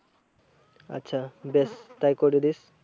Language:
Bangla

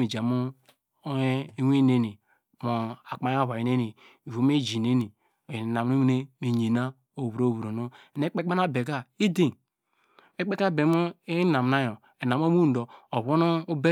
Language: Degema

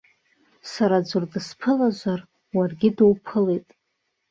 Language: Abkhazian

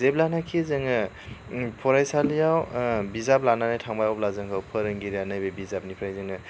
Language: Bodo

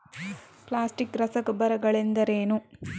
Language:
Kannada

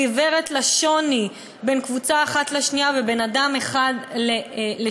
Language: Hebrew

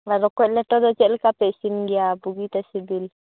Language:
Santali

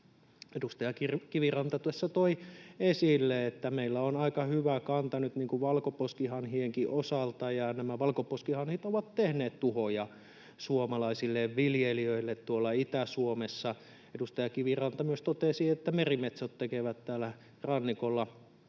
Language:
Finnish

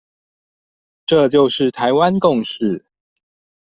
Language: Chinese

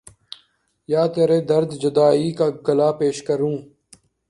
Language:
Urdu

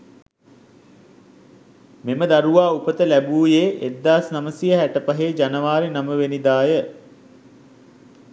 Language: Sinhala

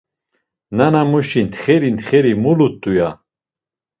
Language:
Laz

